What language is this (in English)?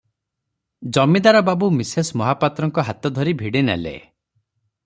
Odia